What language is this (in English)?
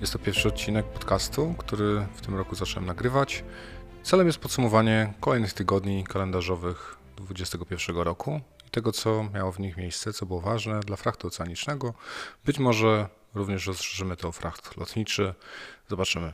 Polish